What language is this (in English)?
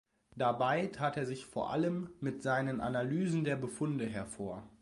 German